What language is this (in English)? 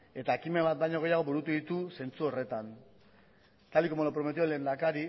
Basque